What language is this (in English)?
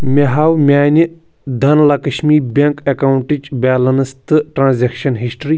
Kashmiri